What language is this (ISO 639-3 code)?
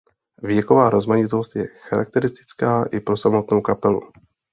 ces